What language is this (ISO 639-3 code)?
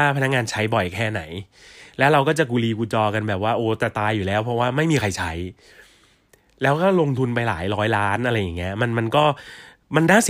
tha